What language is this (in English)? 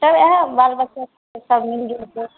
Maithili